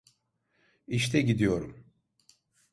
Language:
Turkish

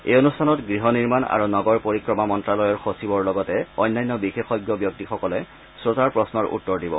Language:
Assamese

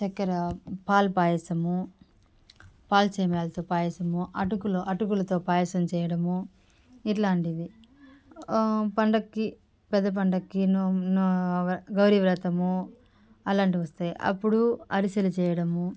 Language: Telugu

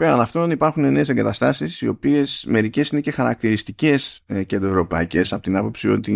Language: Greek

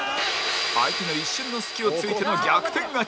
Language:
Japanese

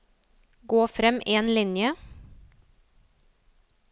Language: Norwegian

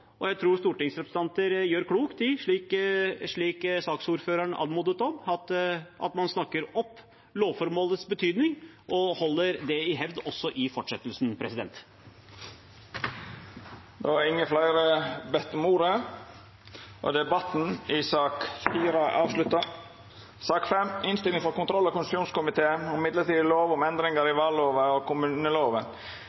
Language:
Norwegian Nynorsk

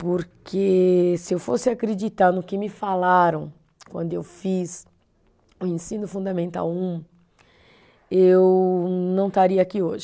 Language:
Portuguese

